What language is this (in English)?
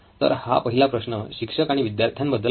Marathi